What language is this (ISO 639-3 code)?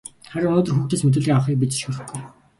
mon